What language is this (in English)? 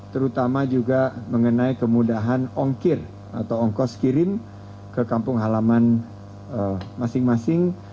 Indonesian